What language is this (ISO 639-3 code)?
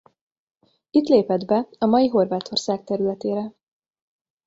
hun